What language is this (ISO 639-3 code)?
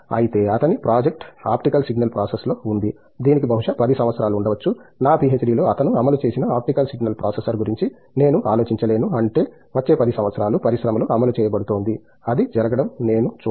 tel